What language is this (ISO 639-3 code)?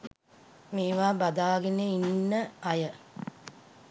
sin